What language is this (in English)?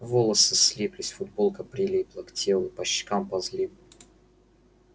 Russian